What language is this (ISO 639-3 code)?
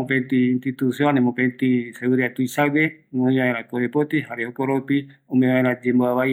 gui